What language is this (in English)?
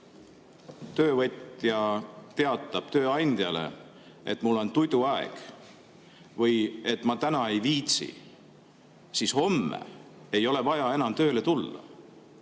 Estonian